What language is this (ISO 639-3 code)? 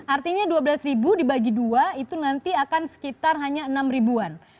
ind